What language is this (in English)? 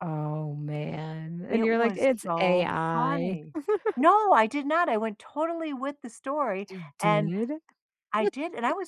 English